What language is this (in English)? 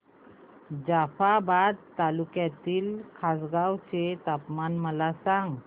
Marathi